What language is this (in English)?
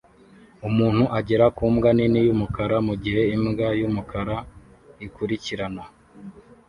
Kinyarwanda